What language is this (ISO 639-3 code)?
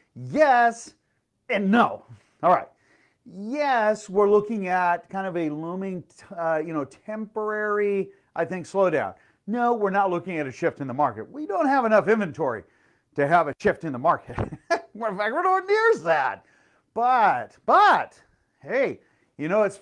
eng